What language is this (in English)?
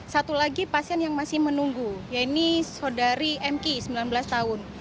Indonesian